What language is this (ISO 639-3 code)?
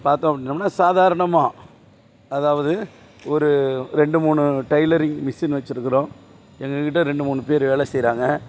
tam